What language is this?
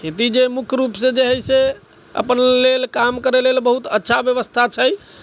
Maithili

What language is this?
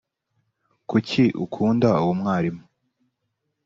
Kinyarwanda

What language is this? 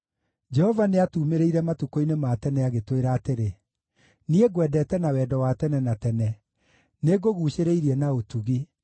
Kikuyu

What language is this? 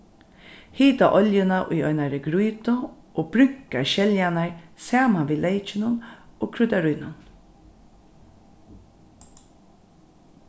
Faroese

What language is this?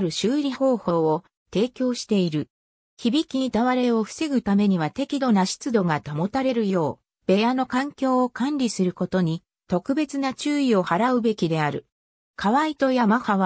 Japanese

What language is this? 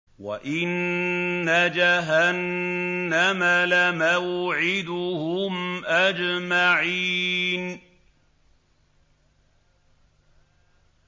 Arabic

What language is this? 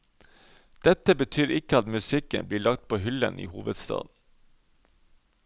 Norwegian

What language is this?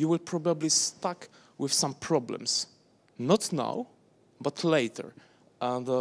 English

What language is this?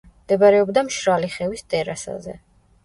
Georgian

